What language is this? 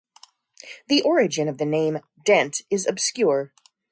English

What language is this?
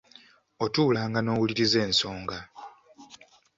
Ganda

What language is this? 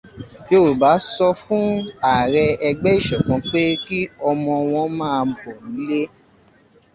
Yoruba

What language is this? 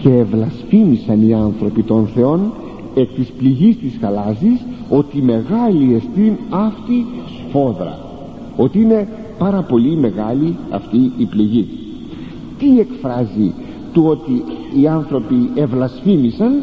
Greek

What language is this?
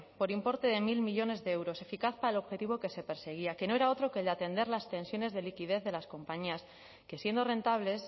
Spanish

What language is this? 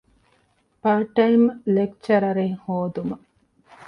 Divehi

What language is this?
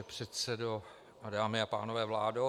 Czech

